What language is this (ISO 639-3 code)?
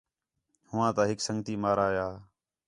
xhe